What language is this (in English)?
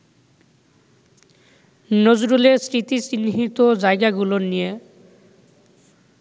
Bangla